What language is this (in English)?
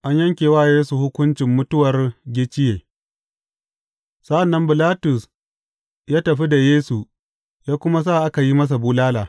Hausa